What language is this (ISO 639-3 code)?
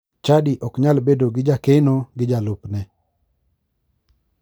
luo